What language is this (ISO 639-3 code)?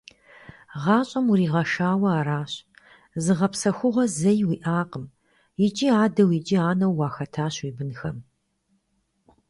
kbd